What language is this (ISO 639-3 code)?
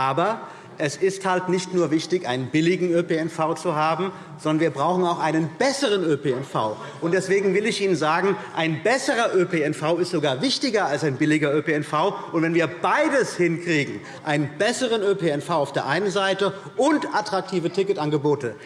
deu